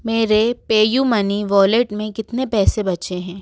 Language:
Hindi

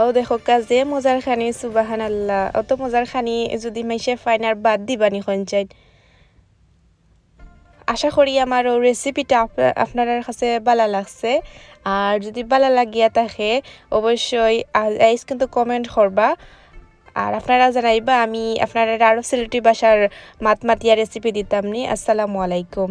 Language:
Bangla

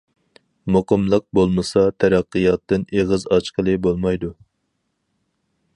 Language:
Uyghur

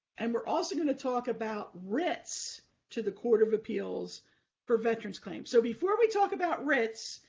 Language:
English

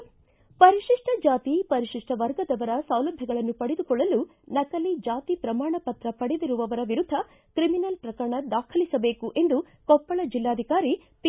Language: Kannada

